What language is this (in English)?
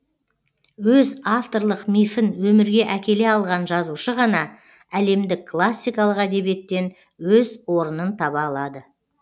Kazakh